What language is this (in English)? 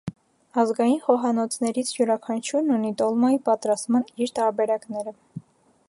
Armenian